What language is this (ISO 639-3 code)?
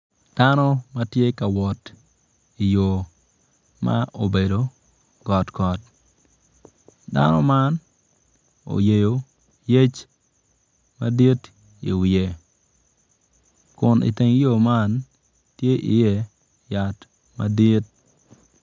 ach